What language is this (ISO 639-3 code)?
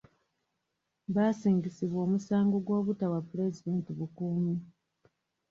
lug